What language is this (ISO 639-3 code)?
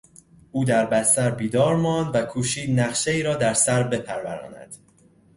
fas